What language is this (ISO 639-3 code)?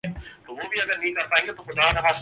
urd